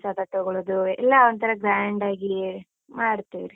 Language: Kannada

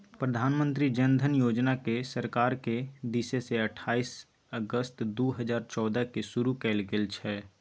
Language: Maithili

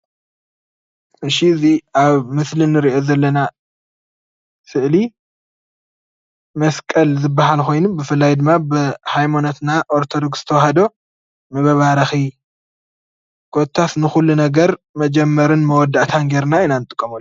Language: Tigrinya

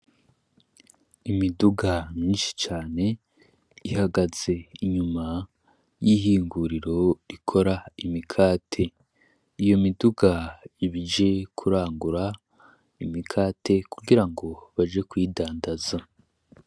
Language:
Rundi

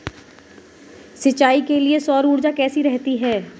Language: Hindi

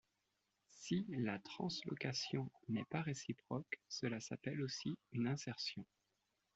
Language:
French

